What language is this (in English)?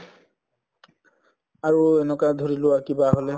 Assamese